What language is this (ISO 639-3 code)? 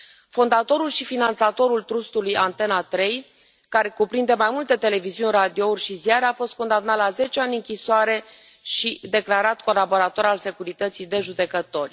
ron